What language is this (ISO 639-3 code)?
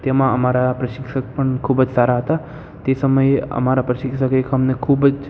guj